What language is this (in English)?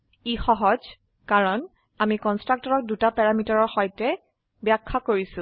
Assamese